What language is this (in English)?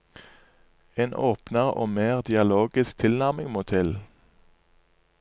Norwegian